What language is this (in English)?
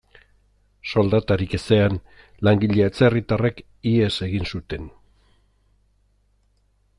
Basque